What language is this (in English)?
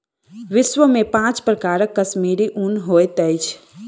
Maithili